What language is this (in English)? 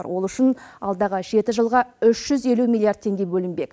Kazakh